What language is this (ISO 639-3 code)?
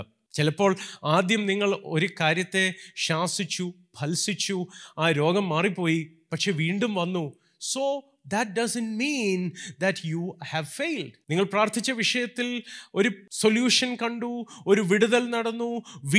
mal